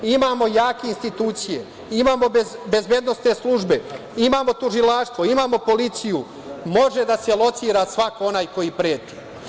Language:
Serbian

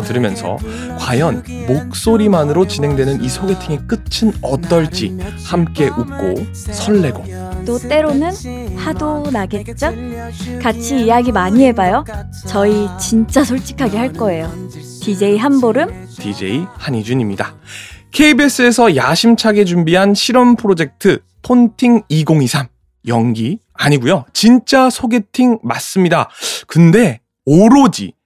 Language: Korean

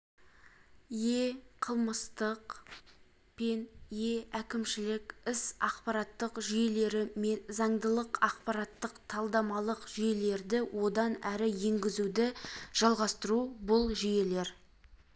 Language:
Kazakh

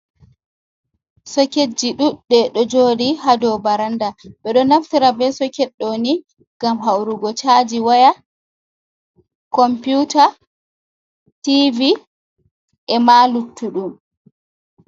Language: Fula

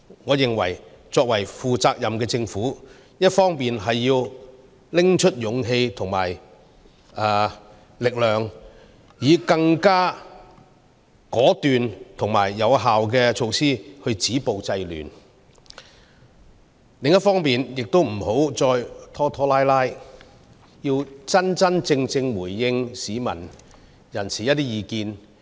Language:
Cantonese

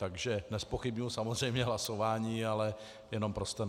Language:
Czech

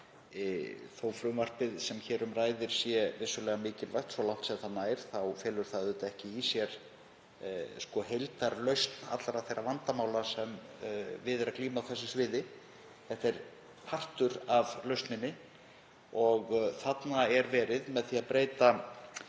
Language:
Icelandic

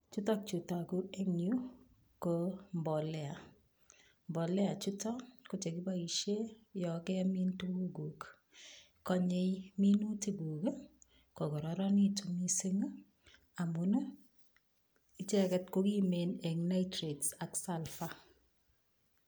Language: Kalenjin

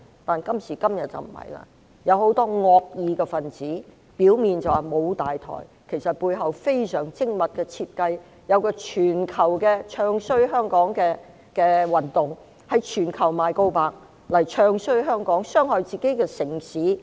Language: Cantonese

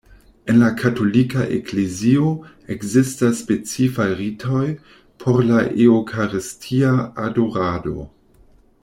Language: Esperanto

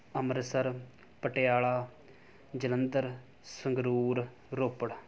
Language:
Punjabi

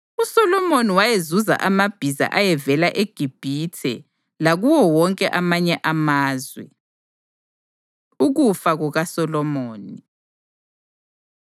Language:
North Ndebele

